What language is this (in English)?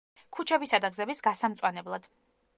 Georgian